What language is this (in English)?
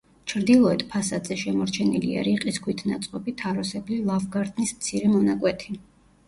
Georgian